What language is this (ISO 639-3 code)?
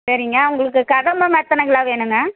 tam